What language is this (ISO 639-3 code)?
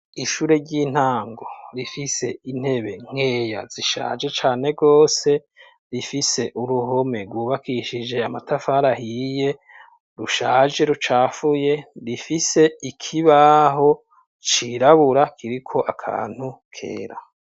run